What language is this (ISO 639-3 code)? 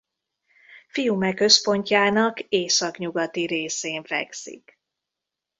hun